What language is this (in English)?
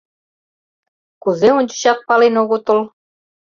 Mari